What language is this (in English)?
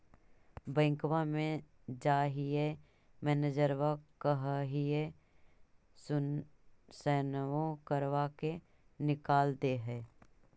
Magahi